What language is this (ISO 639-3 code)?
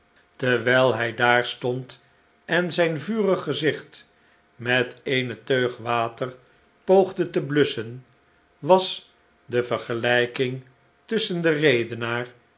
nld